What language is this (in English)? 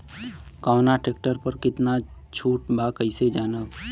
Bhojpuri